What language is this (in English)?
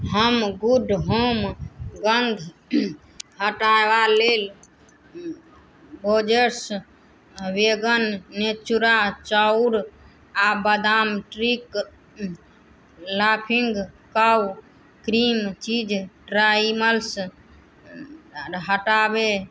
Maithili